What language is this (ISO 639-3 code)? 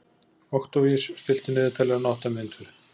isl